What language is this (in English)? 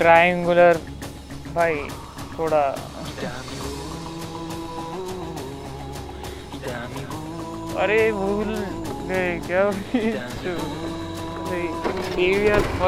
Marathi